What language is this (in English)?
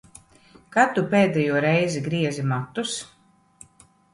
Latvian